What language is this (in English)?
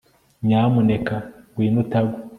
Kinyarwanda